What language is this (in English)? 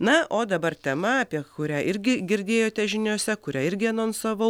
Lithuanian